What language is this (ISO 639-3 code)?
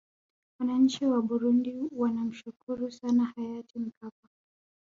swa